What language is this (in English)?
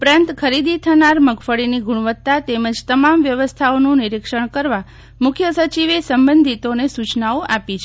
Gujarati